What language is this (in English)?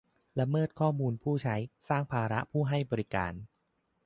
Thai